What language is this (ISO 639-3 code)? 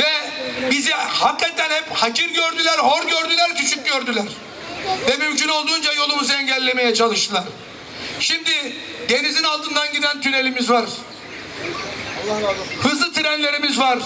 tur